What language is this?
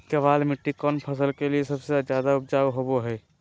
Magahi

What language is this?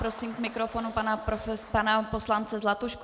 Czech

